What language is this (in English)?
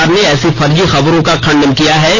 Hindi